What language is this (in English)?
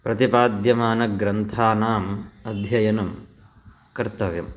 Sanskrit